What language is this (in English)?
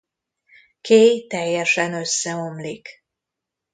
Hungarian